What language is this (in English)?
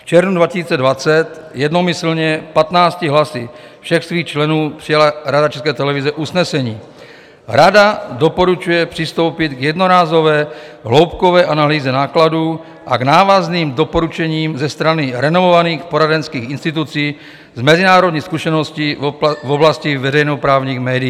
Czech